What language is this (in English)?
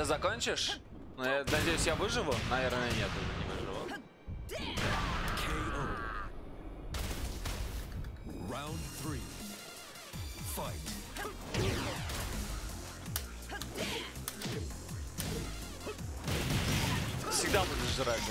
Russian